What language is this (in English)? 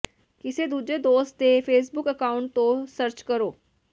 Punjabi